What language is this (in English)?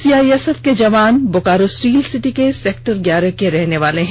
Hindi